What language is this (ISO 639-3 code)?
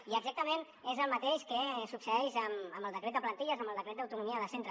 cat